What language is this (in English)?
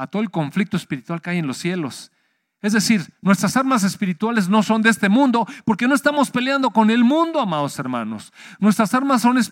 Spanish